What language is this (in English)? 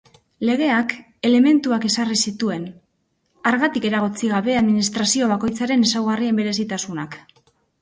Basque